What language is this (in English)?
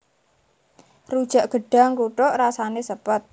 Javanese